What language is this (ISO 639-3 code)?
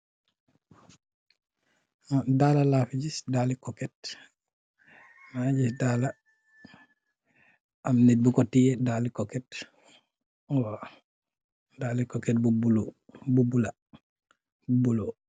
wol